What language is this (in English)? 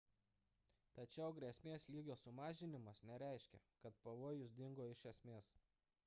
Lithuanian